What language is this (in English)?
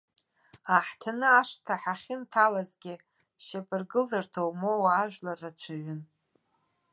Abkhazian